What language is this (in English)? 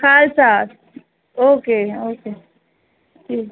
Urdu